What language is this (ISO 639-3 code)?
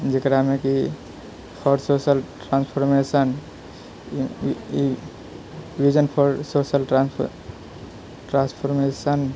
mai